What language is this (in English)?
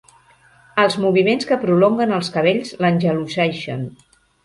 Catalan